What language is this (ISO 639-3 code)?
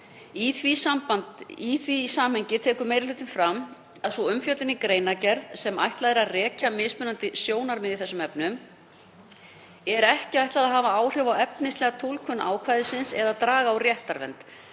isl